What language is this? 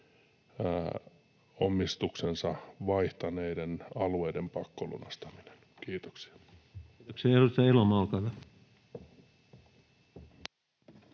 Finnish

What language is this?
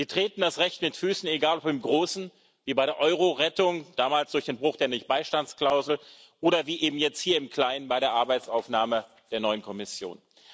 German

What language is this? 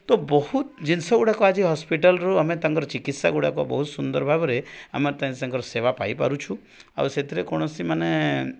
Odia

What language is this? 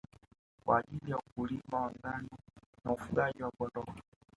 Swahili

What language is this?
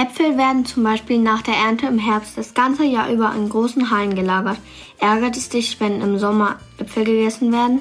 German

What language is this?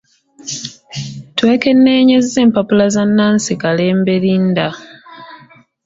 Ganda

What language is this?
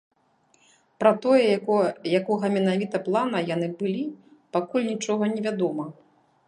Belarusian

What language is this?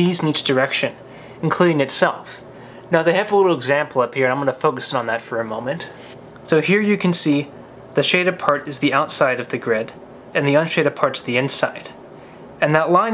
English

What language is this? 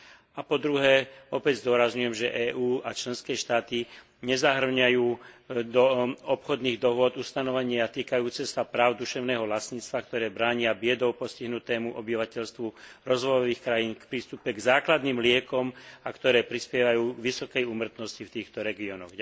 Slovak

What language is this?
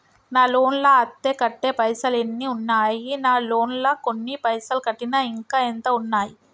Telugu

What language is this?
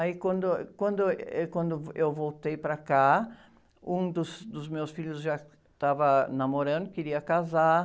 Portuguese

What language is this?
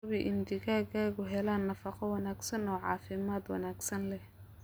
Somali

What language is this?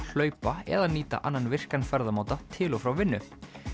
Icelandic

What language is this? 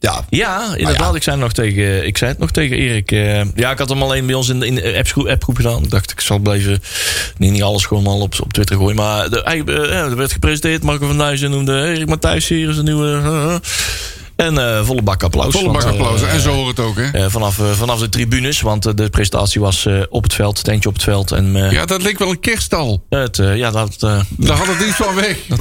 Dutch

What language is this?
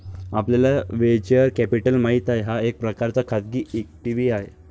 Marathi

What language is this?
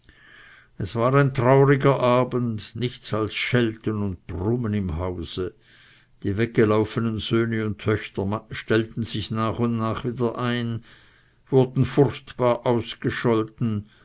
German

